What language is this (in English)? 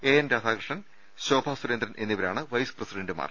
Malayalam